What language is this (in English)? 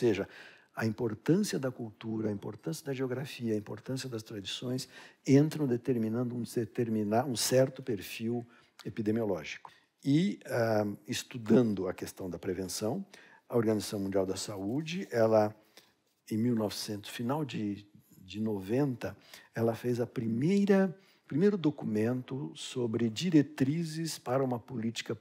Portuguese